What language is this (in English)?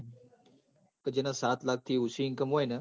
Gujarati